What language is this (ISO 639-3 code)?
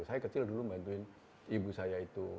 ind